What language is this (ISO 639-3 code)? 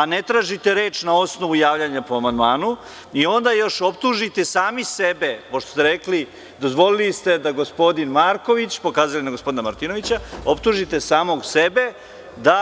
srp